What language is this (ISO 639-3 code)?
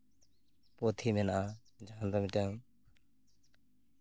sat